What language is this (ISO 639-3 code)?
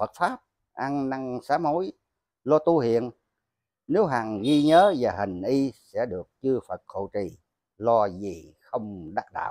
vie